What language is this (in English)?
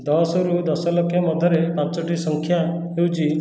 Odia